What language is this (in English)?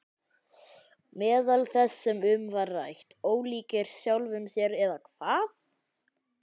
Icelandic